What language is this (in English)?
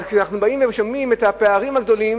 Hebrew